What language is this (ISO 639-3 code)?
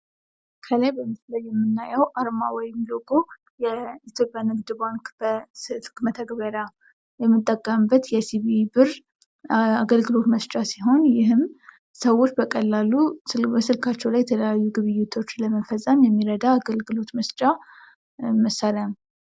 amh